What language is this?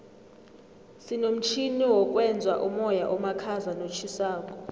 South Ndebele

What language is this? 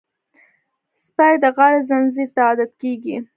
Pashto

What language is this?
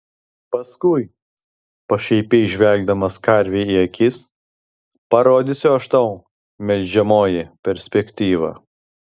Lithuanian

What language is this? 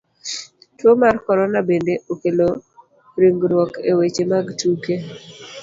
Luo (Kenya and Tanzania)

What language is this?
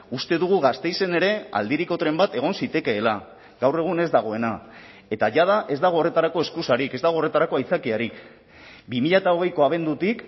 Basque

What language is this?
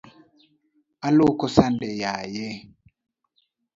Luo (Kenya and Tanzania)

